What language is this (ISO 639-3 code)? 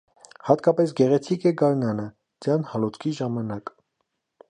hye